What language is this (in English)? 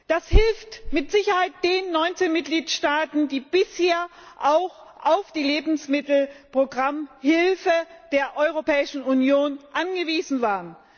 German